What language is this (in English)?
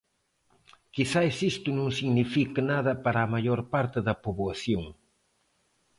Galician